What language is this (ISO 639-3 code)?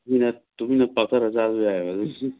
mni